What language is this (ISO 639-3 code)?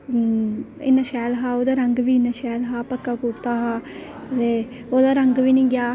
doi